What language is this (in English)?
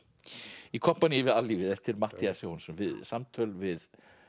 Icelandic